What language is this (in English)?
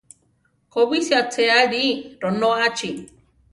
Central Tarahumara